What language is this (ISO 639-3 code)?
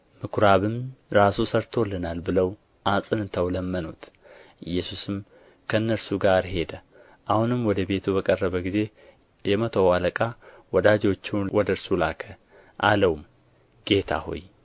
amh